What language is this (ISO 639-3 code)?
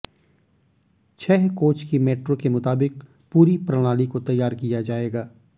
hin